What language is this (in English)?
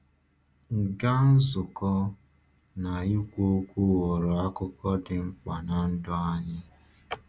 Igbo